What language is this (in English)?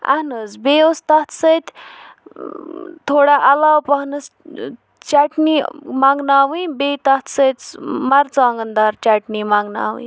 Kashmiri